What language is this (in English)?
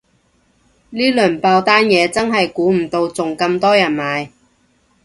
Cantonese